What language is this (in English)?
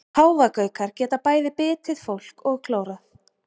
Icelandic